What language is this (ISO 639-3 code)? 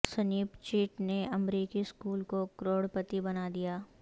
urd